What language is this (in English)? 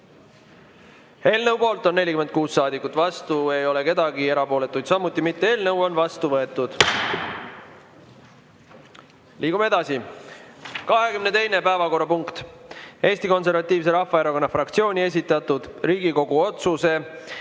Estonian